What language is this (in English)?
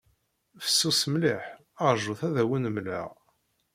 Kabyle